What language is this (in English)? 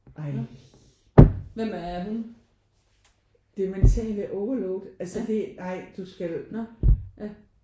Danish